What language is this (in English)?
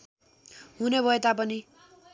Nepali